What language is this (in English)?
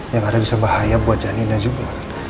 Indonesian